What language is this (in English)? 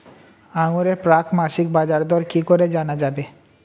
Bangla